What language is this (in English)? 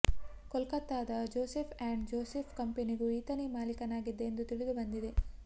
Kannada